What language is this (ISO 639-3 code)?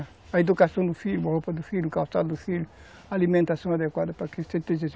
por